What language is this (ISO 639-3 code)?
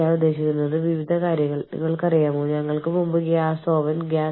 mal